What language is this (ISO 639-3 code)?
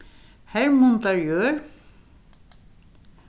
fao